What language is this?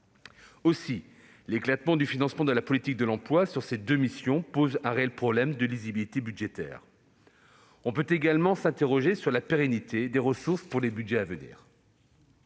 French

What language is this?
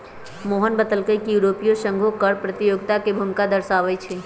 Magahi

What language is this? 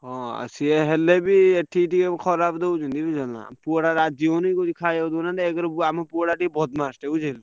Odia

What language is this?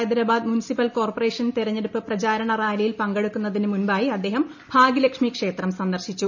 Malayalam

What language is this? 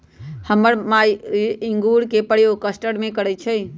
Magahi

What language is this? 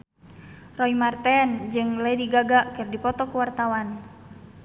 Sundanese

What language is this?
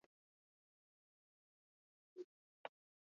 Swahili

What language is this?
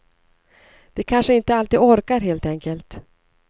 Swedish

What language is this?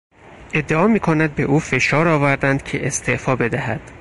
Persian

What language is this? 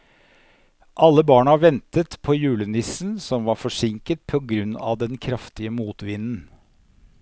Norwegian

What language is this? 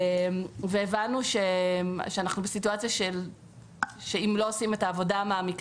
Hebrew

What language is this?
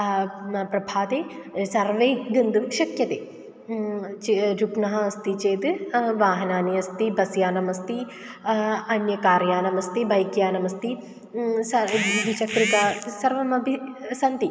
Sanskrit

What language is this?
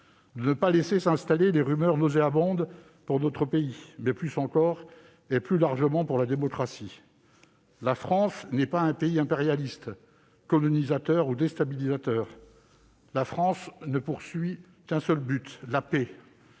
French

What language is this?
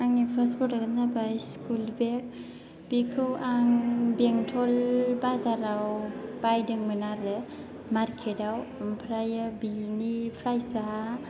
Bodo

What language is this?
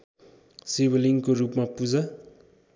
Nepali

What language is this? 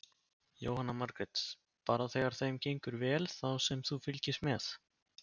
Icelandic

